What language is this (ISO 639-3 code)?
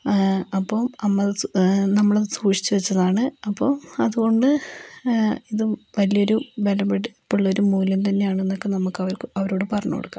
mal